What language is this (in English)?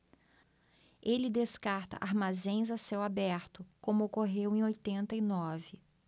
Portuguese